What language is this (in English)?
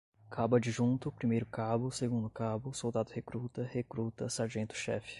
Portuguese